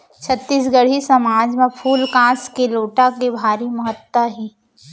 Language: Chhattisgarhi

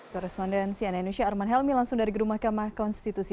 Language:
Indonesian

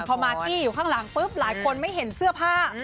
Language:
Thai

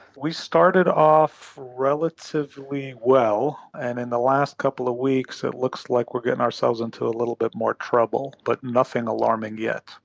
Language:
English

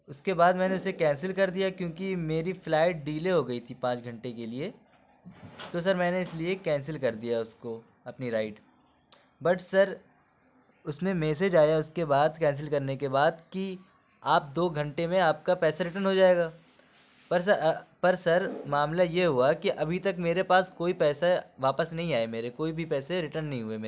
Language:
Urdu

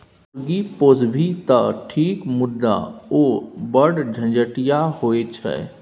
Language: Maithili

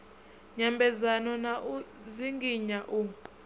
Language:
Venda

